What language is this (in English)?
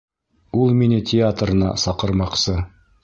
Bashkir